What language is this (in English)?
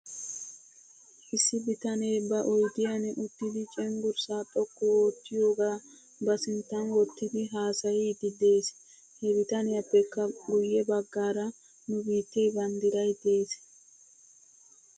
Wolaytta